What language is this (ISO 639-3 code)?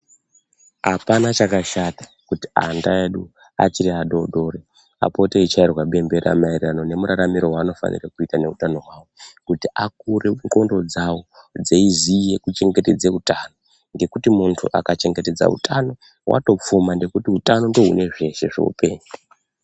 ndc